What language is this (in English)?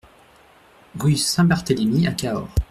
French